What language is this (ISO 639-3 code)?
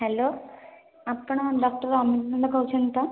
ori